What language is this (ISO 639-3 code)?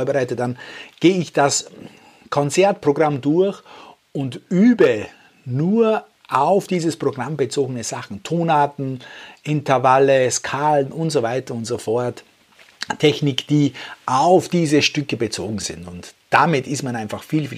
deu